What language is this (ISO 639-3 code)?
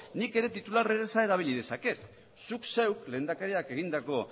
eus